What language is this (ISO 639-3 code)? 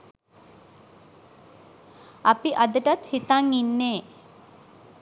sin